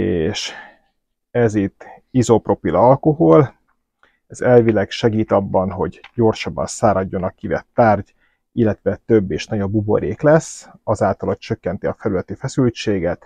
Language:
Hungarian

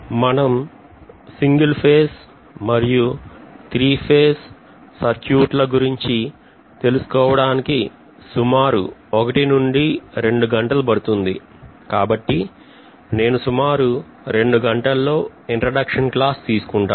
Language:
Telugu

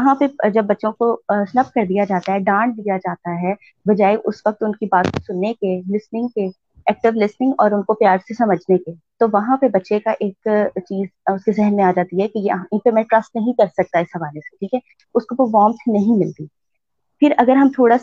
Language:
Urdu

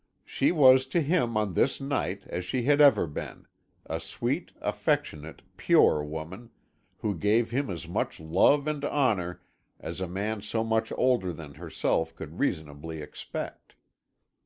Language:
English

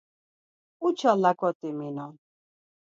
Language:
Laz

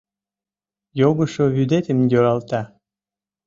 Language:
Mari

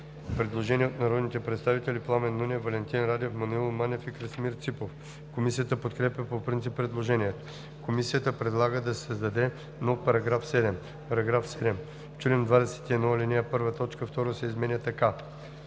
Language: Bulgarian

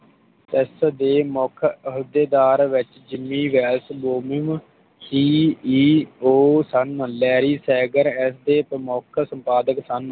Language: Punjabi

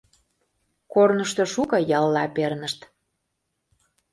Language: Mari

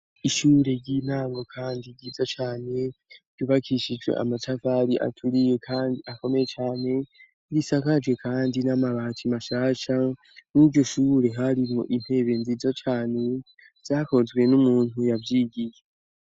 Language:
Rundi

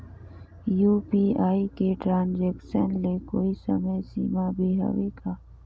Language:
Chhattisgarhi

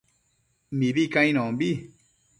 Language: Matsés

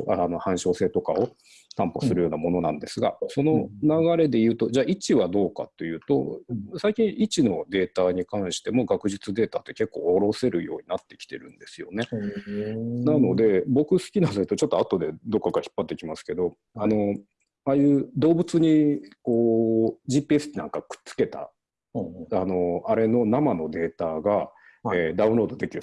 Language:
Japanese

